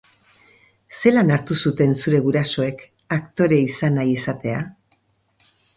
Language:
Basque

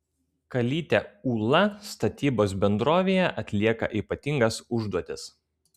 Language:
Lithuanian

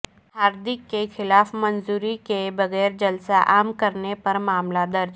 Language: Urdu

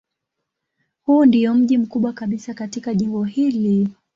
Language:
Swahili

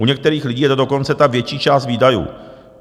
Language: Czech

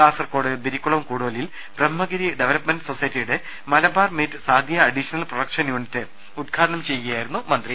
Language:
Malayalam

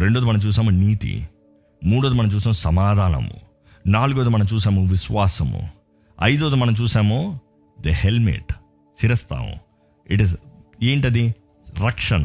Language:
Telugu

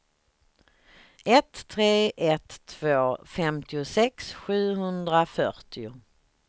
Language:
Swedish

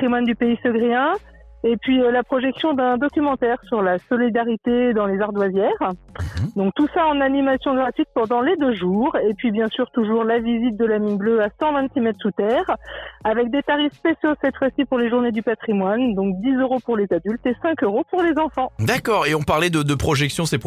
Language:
French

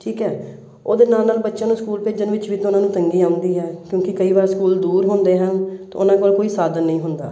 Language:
Punjabi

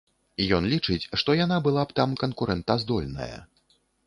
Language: Belarusian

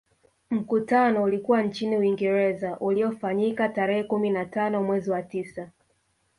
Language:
Swahili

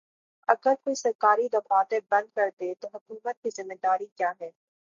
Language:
Urdu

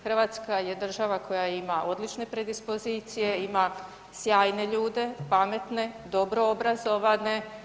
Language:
Croatian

